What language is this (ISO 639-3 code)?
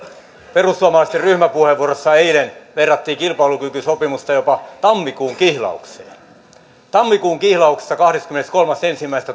fin